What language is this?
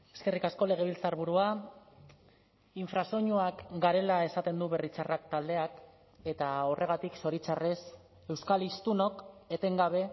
Basque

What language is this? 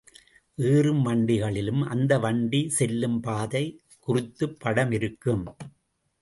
Tamil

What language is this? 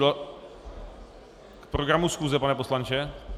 Czech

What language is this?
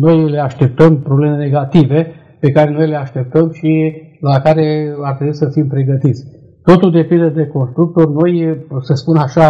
Romanian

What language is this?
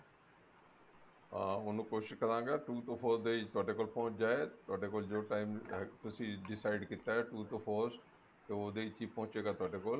Punjabi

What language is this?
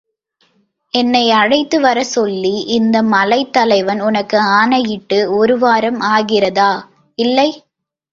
Tamil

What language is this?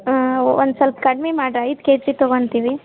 Kannada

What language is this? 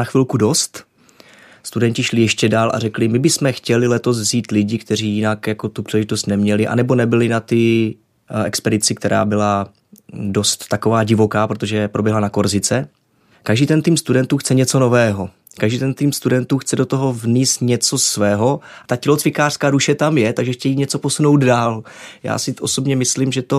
Czech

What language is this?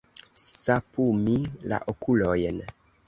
Esperanto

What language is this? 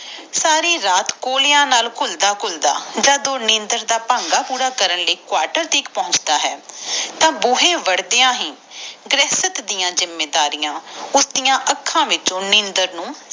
Punjabi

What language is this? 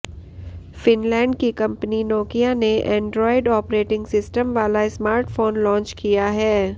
Hindi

